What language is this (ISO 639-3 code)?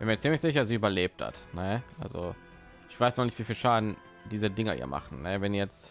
deu